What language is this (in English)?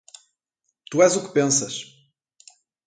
Portuguese